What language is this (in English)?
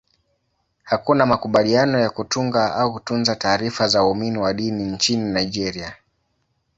Swahili